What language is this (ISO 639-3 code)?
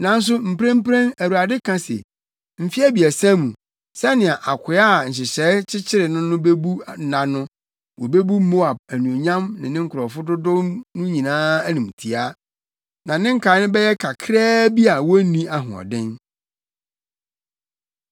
aka